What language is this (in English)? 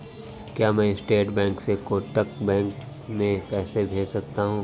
Hindi